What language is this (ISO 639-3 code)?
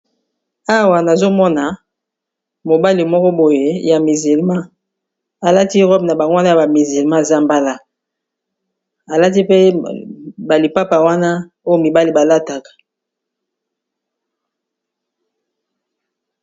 lin